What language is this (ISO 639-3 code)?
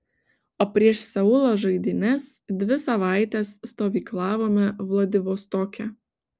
lit